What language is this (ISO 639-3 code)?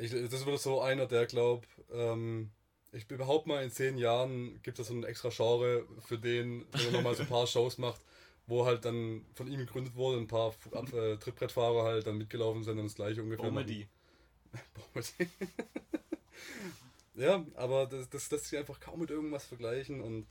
deu